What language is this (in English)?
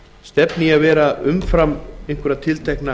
Icelandic